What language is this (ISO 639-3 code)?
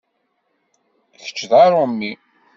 kab